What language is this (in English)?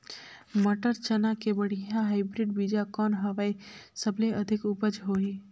Chhattisgarhi